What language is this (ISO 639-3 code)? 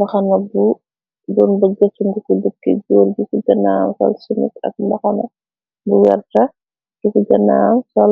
wol